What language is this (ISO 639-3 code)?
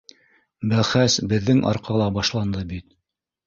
bak